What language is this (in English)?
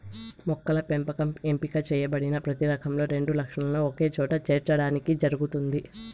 Telugu